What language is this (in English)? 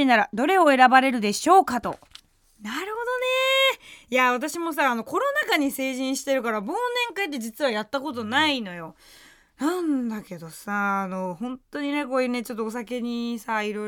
Japanese